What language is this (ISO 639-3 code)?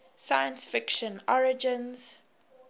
eng